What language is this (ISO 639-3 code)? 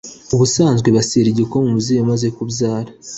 kin